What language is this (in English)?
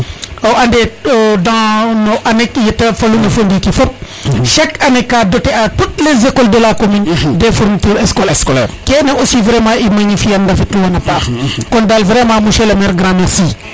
Serer